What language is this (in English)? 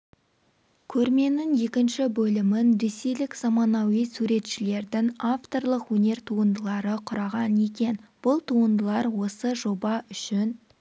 Kazakh